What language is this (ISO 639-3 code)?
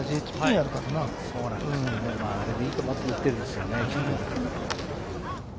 jpn